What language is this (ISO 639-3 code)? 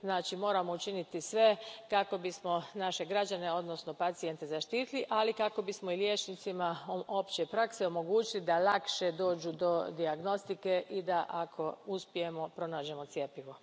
hrv